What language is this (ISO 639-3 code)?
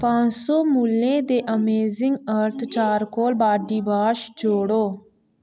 doi